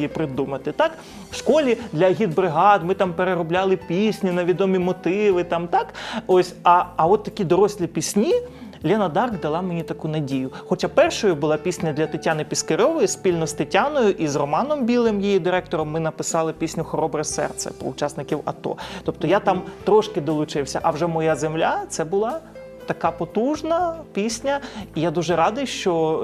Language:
Ukrainian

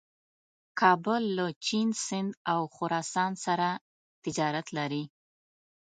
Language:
Pashto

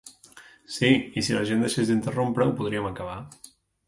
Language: Catalan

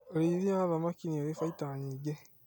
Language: Kikuyu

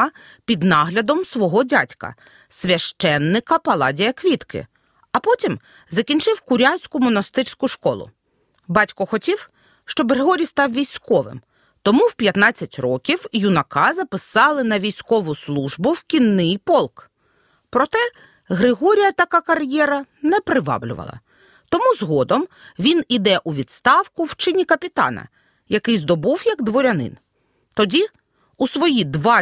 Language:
Ukrainian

